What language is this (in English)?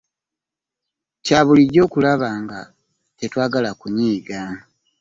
Ganda